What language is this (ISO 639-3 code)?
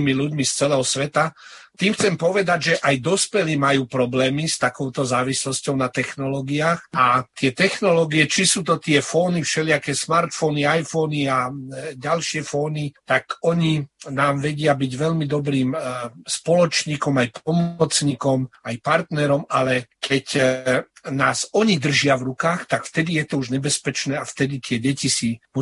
slk